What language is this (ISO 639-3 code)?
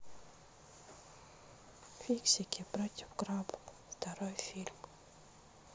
rus